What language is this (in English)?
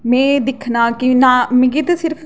Dogri